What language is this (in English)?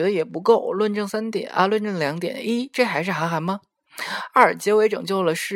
Chinese